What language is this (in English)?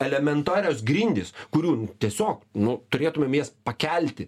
Lithuanian